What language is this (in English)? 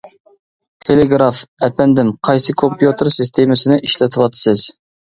Uyghur